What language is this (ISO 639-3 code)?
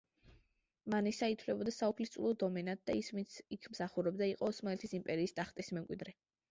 kat